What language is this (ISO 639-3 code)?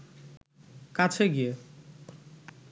ben